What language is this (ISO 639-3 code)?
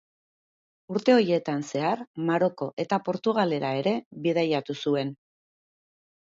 eus